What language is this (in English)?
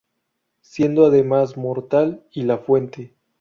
Spanish